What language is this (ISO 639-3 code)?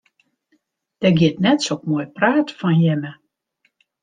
fry